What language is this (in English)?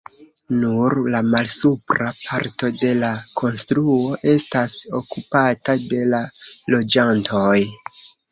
Esperanto